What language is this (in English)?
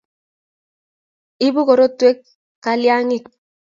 Kalenjin